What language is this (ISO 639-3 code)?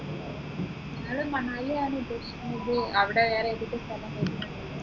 mal